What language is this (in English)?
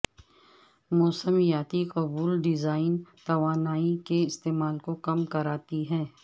Urdu